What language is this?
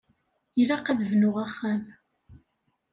Kabyle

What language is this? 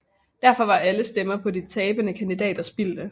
Danish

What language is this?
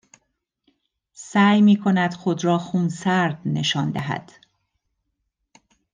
Persian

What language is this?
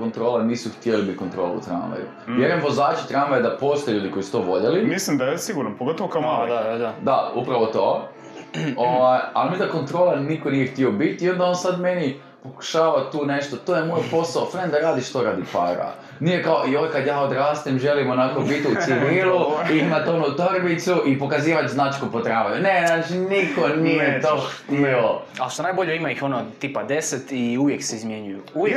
Croatian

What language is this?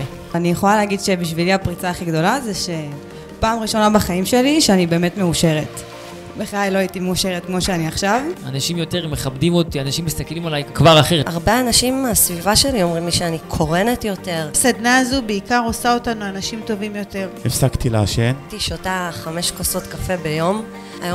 Hebrew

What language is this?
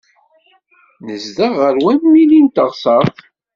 Kabyle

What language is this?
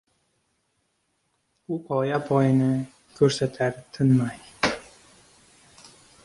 Uzbek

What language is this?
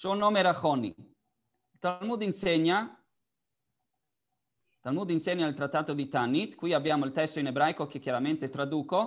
Italian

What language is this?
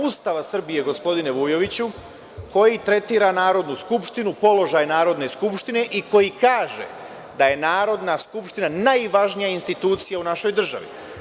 Serbian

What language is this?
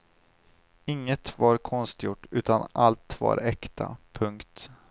Swedish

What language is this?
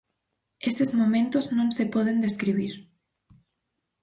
Galician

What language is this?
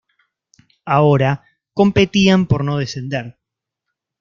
Spanish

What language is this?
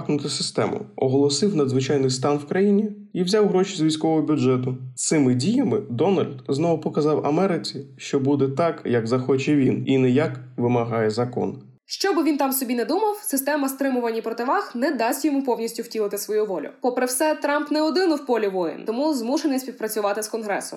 Ukrainian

